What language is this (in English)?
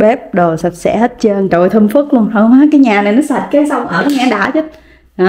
Vietnamese